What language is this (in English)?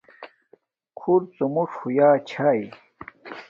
Domaaki